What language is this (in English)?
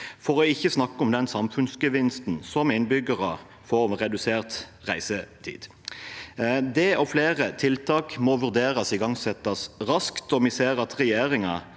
Norwegian